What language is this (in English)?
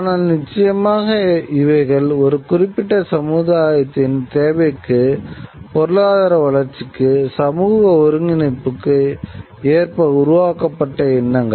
Tamil